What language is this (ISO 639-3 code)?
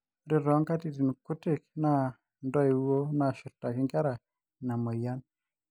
mas